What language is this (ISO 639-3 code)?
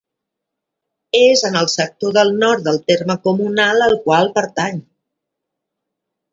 cat